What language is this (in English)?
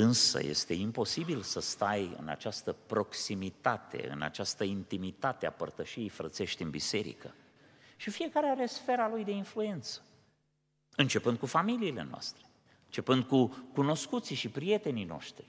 Romanian